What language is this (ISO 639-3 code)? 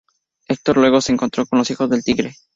spa